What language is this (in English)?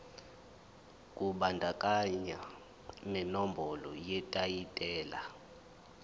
Zulu